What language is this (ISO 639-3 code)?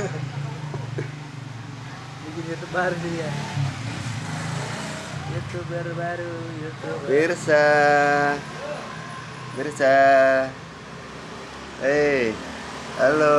ind